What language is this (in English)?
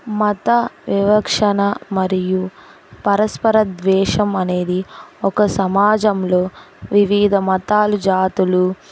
Telugu